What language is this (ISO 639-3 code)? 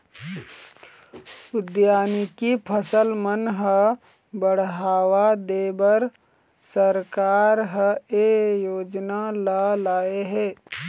hne